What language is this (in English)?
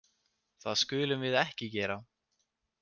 Icelandic